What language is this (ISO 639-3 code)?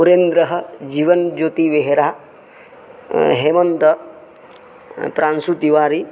san